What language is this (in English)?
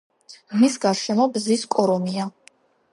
Georgian